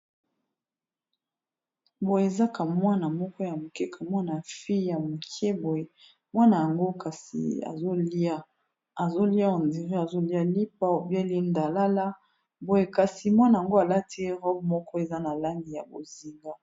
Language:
Lingala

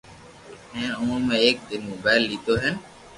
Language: Loarki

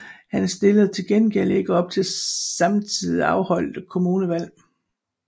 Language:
Danish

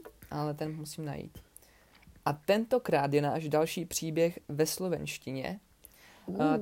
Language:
Czech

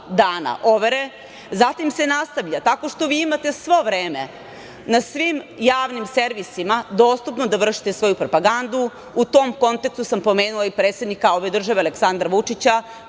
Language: Serbian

